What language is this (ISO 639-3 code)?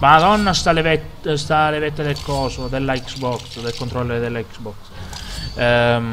ita